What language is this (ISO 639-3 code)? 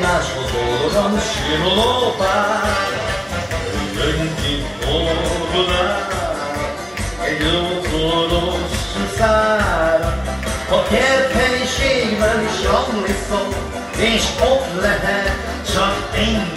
ara